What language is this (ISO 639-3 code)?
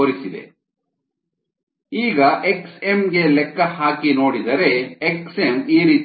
kan